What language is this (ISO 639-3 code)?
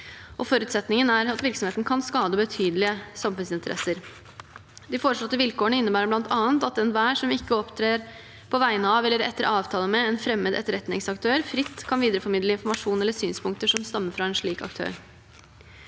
nor